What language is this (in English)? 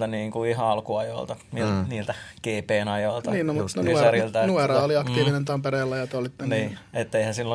Finnish